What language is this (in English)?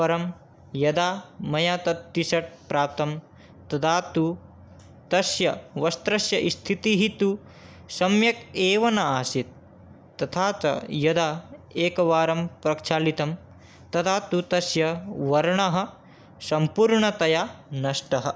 Sanskrit